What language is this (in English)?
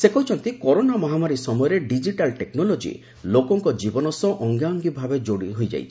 Odia